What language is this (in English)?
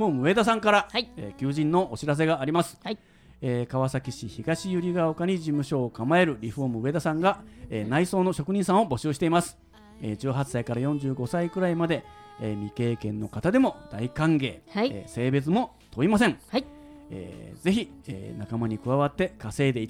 Japanese